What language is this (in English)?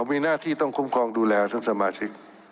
Thai